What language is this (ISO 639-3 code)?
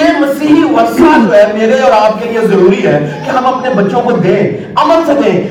urd